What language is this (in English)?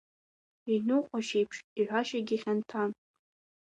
Abkhazian